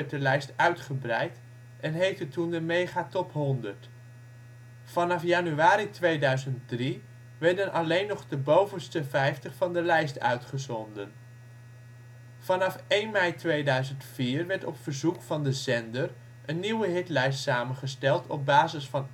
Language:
Dutch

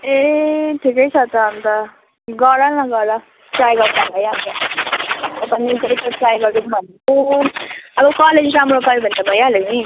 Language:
Nepali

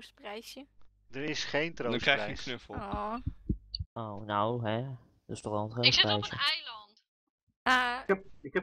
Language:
Dutch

